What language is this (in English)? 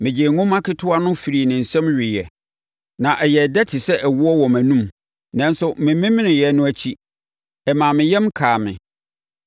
Akan